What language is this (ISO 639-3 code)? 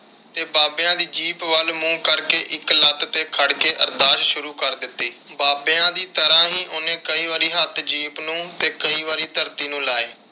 pan